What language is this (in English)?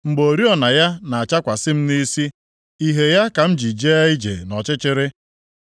Igbo